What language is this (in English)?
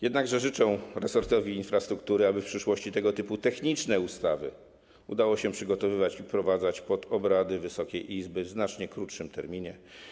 Polish